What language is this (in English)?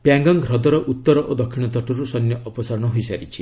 Odia